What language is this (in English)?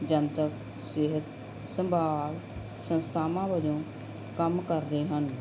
Punjabi